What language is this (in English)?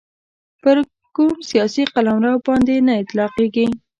Pashto